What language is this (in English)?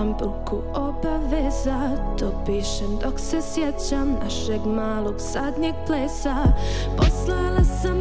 Romanian